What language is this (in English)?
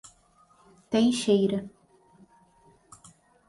Portuguese